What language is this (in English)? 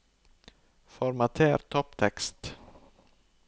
Norwegian